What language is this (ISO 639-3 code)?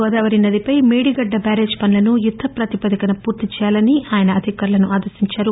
tel